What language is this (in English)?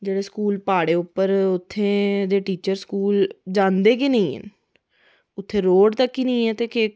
Dogri